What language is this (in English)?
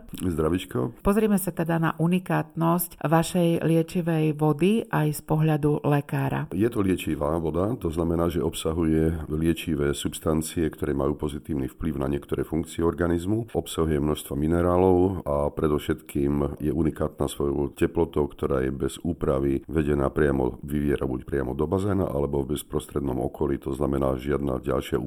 Slovak